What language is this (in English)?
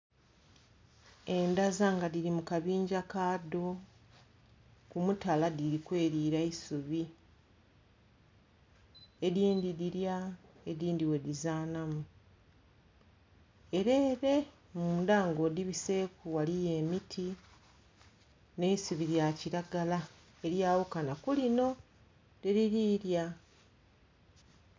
Soga